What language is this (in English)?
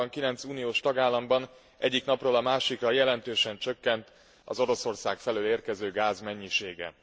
Hungarian